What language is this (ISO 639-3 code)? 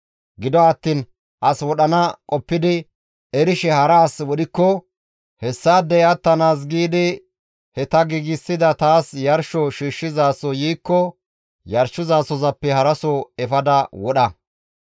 gmv